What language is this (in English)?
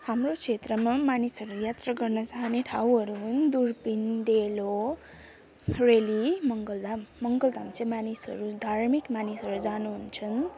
Nepali